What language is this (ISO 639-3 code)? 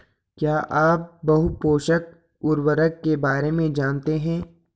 hin